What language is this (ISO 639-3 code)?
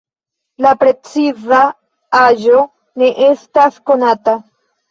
epo